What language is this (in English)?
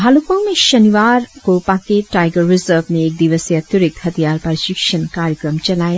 Hindi